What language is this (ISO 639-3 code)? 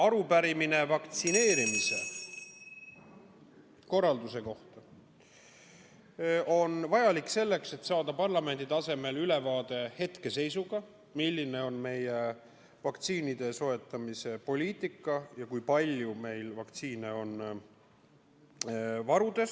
est